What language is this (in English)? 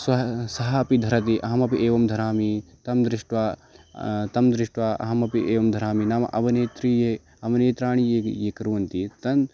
Sanskrit